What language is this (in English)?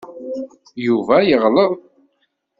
Kabyle